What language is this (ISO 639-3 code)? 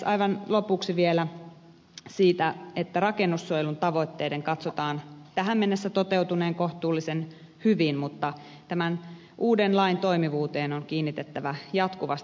fin